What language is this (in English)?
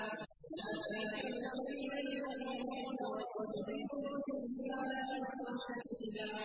Arabic